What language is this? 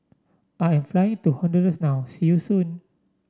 English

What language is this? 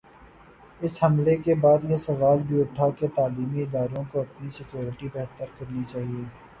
Urdu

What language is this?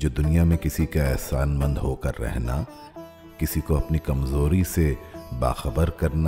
Urdu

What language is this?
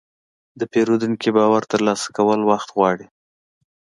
Pashto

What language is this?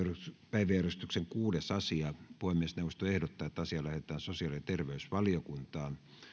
Finnish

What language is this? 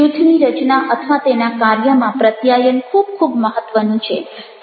Gujarati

